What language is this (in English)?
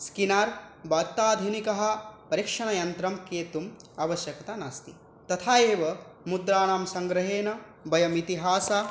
Sanskrit